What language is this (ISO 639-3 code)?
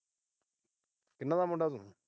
pan